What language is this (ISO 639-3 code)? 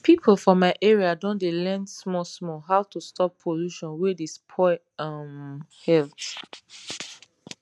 pcm